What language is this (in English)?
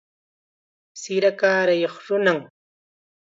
Chiquián Ancash Quechua